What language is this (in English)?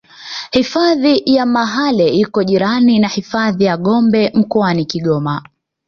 Swahili